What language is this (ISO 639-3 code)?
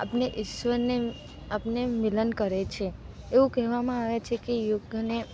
guj